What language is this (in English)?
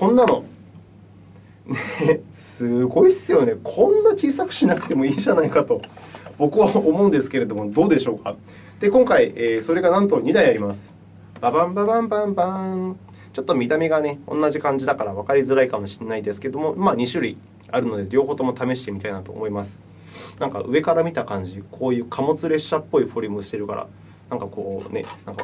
Japanese